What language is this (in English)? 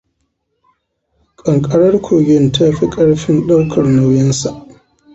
Hausa